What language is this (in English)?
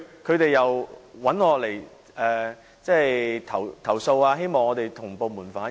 Cantonese